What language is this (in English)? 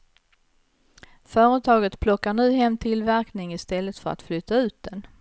Swedish